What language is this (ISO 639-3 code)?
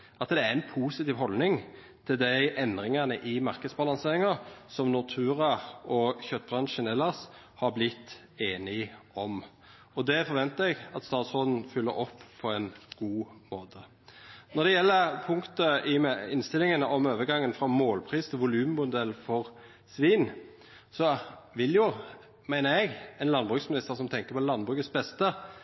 nno